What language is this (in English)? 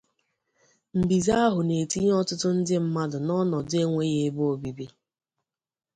Igbo